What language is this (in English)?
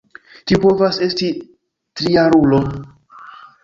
Esperanto